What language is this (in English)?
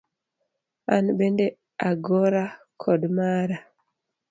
Luo (Kenya and Tanzania)